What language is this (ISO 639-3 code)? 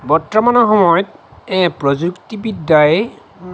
asm